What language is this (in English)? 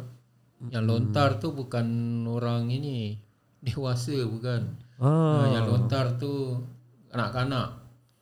Malay